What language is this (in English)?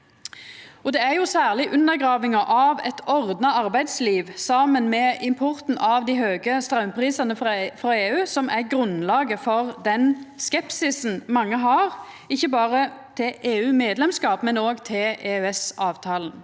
Norwegian